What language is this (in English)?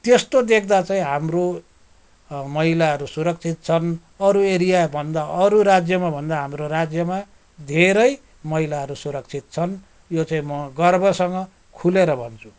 Nepali